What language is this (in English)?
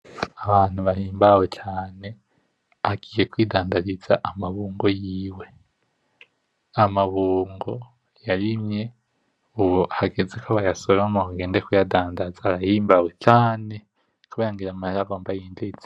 Rundi